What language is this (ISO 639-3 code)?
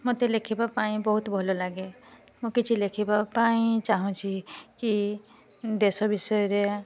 ori